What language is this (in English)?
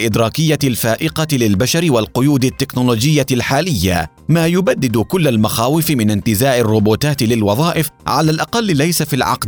Arabic